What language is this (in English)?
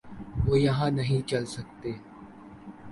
Urdu